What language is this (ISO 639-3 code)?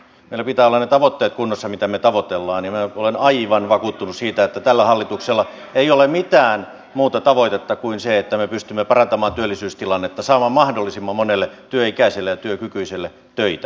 fin